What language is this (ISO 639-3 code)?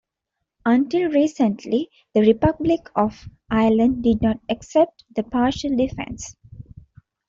eng